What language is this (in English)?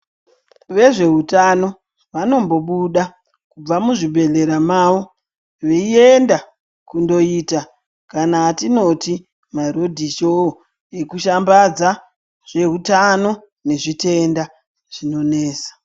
Ndau